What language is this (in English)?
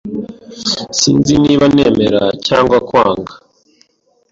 Kinyarwanda